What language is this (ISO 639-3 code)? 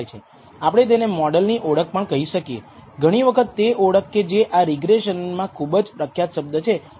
guj